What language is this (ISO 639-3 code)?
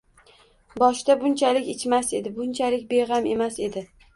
uzb